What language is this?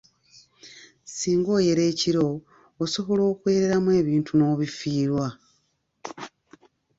Ganda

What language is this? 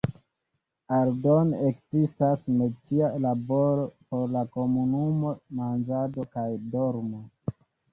Esperanto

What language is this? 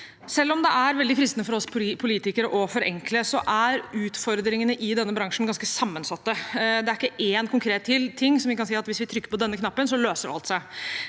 Norwegian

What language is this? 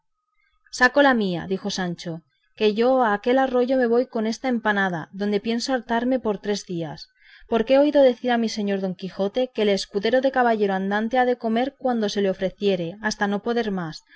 Spanish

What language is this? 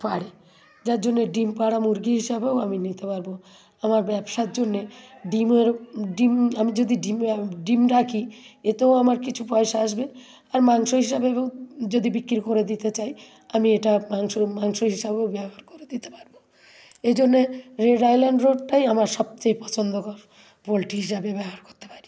Bangla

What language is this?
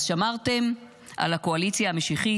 Hebrew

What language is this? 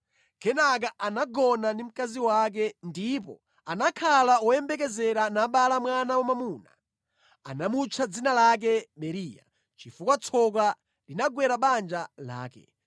Nyanja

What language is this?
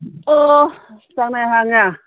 Manipuri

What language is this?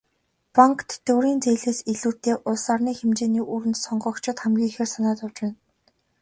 Mongolian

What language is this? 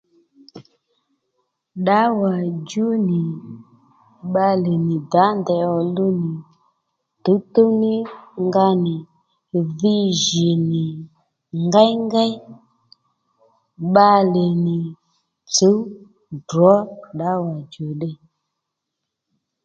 Lendu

